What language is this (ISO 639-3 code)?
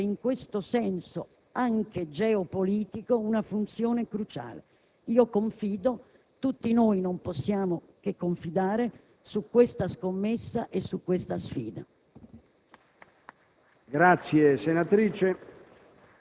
ita